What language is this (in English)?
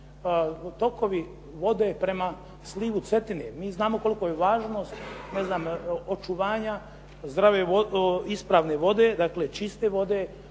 Croatian